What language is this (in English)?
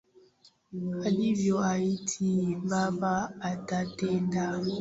Swahili